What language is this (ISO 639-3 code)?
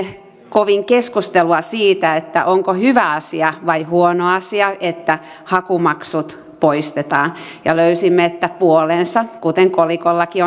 fin